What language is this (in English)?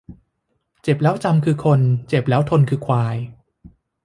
Thai